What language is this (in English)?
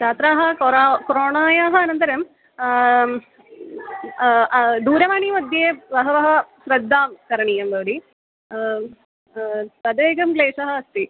Sanskrit